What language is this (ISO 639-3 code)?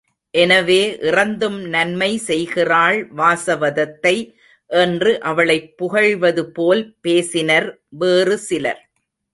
tam